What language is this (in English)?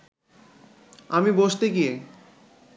Bangla